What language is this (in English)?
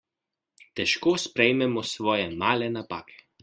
Slovenian